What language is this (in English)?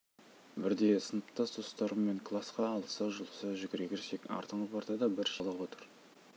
Kazakh